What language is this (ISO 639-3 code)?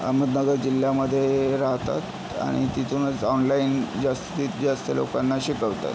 mar